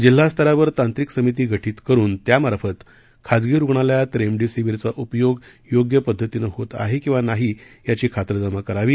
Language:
Marathi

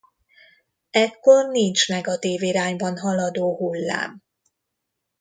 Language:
Hungarian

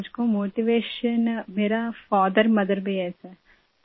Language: Urdu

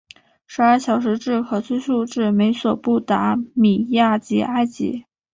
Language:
Chinese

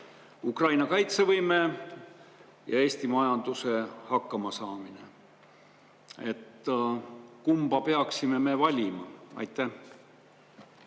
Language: Estonian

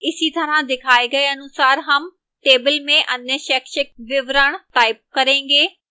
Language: Hindi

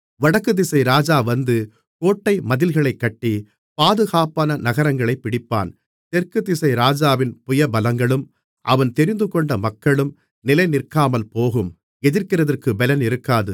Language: Tamil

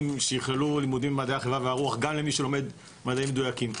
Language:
Hebrew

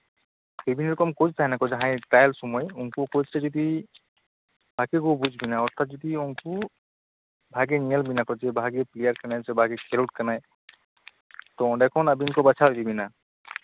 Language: Santali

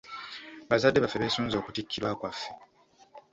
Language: Ganda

